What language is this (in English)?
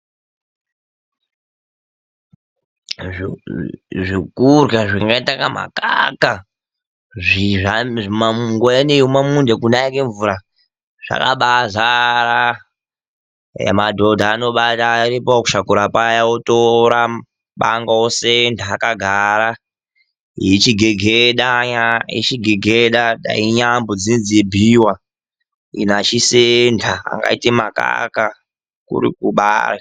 Ndau